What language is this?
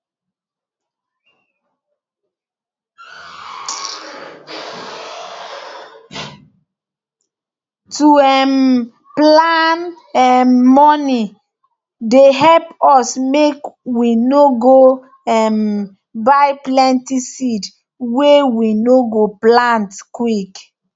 Nigerian Pidgin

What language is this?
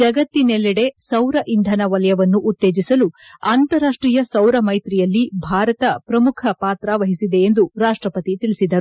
Kannada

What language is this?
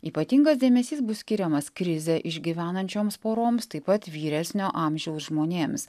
Lithuanian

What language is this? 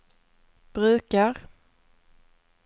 Swedish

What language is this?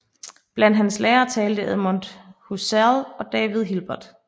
Danish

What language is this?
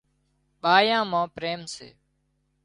Wadiyara Koli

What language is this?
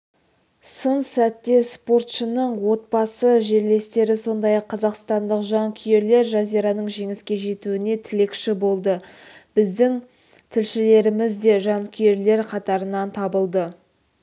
Kazakh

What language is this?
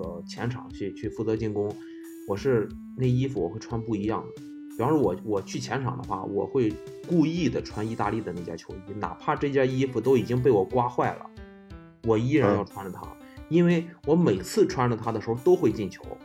Chinese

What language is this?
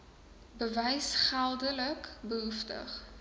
Afrikaans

